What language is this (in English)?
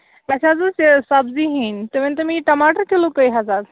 Kashmiri